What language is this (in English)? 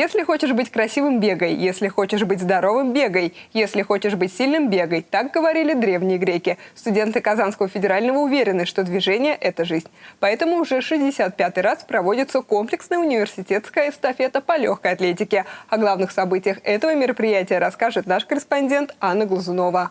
Russian